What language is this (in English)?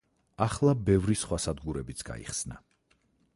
Georgian